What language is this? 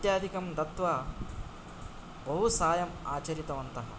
Sanskrit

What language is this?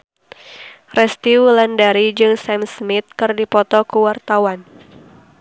Sundanese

